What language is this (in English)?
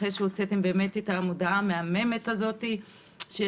Hebrew